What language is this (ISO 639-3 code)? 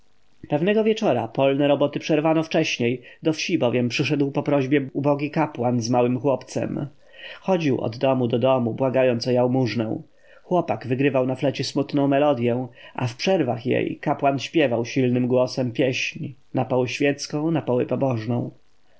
pol